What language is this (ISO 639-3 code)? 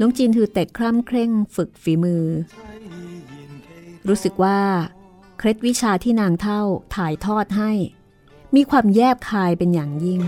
tha